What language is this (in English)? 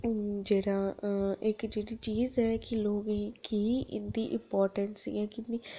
Dogri